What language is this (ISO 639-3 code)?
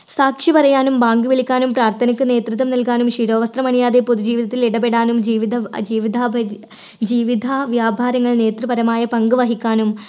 mal